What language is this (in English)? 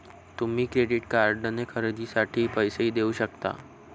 Marathi